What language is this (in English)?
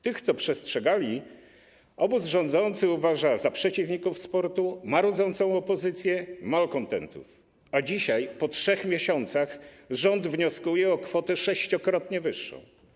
Polish